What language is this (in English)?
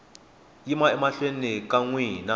Tsonga